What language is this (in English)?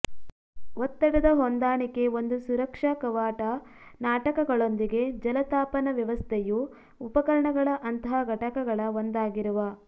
Kannada